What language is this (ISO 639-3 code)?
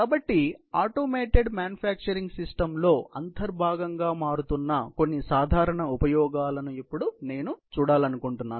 tel